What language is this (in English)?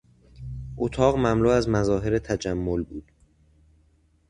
Persian